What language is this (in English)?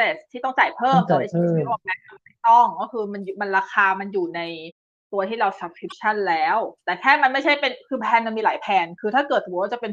Thai